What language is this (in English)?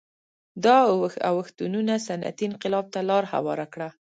Pashto